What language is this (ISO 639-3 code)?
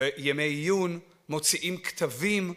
heb